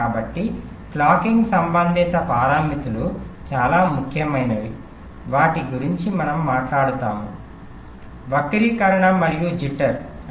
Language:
Telugu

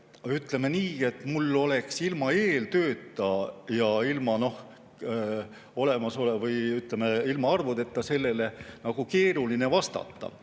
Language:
Estonian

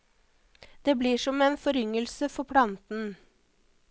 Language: Norwegian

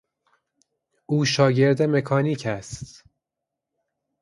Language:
Persian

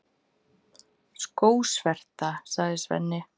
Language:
Icelandic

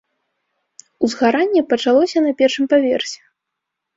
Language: Belarusian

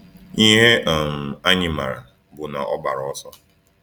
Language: Igbo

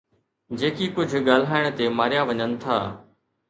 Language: Sindhi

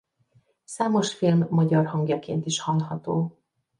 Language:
Hungarian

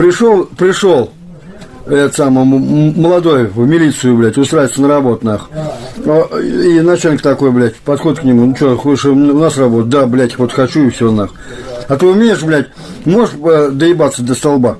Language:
Russian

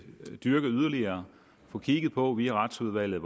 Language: Danish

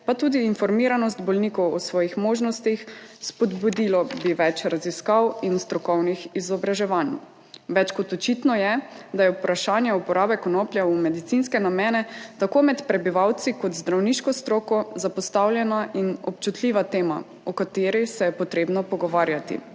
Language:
Slovenian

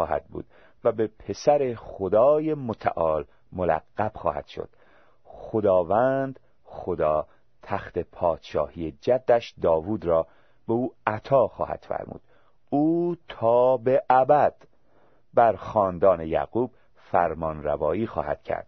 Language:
Persian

